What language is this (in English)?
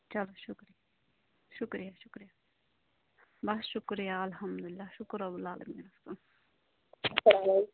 Kashmiri